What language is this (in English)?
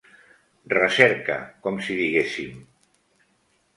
Catalan